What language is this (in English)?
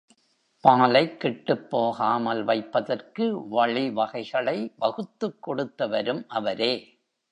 Tamil